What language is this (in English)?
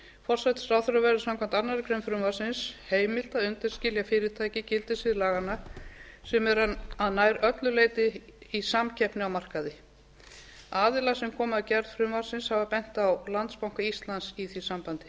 Icelandic